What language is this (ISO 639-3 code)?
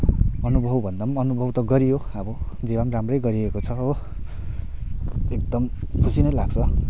nep